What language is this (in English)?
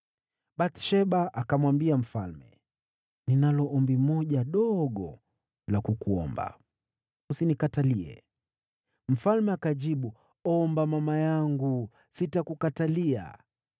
Swahili